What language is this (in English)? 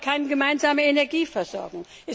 German